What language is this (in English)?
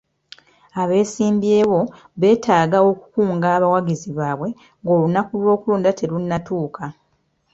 Ganda